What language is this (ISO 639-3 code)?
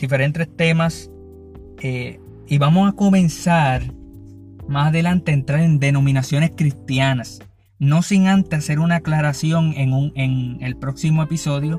spa